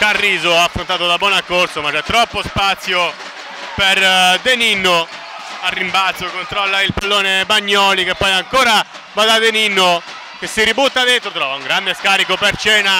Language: Italian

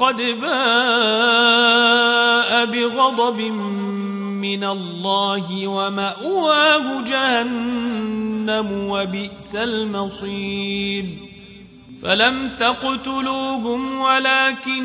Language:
Arabic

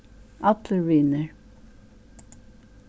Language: Faroese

